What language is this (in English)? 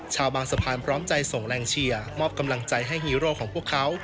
Thai